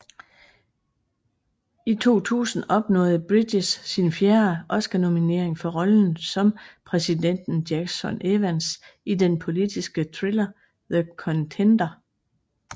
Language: Danish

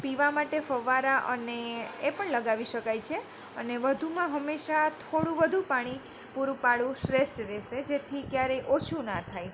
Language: Gujarati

